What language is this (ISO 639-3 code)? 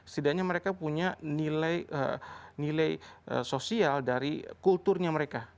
ind